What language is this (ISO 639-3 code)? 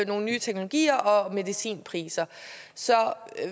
dan